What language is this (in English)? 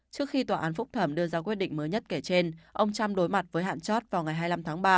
Vietnamese